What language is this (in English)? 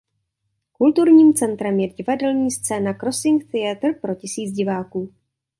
Czech